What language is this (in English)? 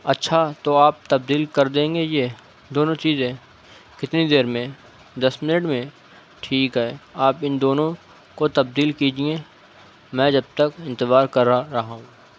Urdu